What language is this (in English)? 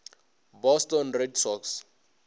Northern Sotho